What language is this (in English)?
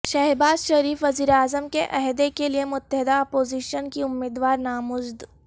Urdu